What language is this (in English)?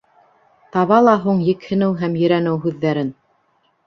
Bashkir